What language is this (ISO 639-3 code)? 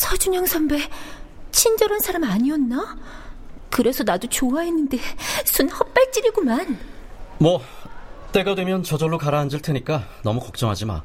kor